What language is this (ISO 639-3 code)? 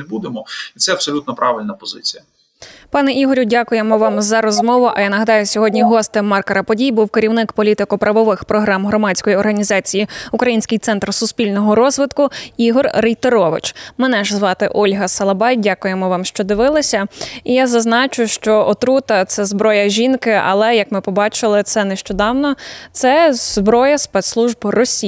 ukr